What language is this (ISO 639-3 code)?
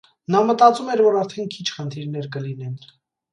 hye